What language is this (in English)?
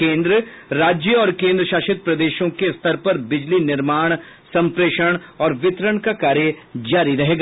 Hindi